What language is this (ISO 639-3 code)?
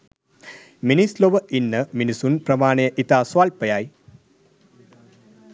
sin